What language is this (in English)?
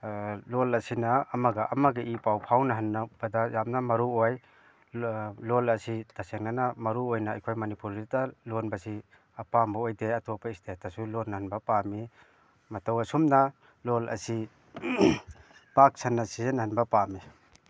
Manipuri